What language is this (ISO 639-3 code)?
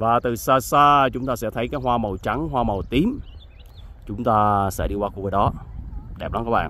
vie